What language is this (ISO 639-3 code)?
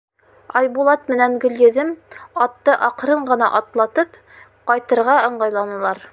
bak